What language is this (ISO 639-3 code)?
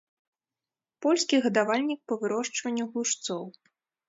bel